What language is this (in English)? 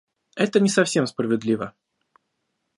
Russian